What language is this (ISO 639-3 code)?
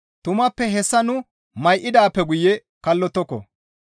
gmv